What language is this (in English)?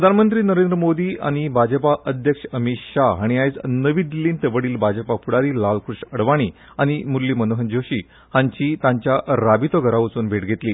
Konkani